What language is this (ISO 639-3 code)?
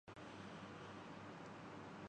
urd